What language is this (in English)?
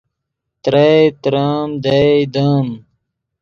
Yidgha